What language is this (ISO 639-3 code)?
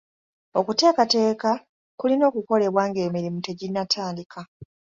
lug